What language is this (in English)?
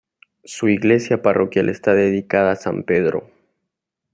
Spanish